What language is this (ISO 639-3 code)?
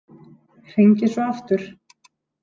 isl